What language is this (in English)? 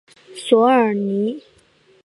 Chinese